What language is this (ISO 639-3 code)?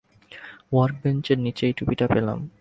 ben